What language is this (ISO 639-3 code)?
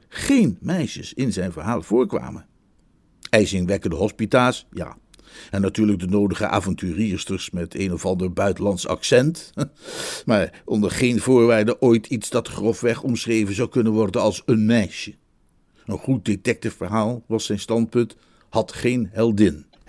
nld